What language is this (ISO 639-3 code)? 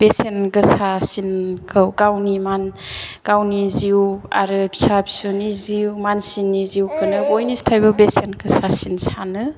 brx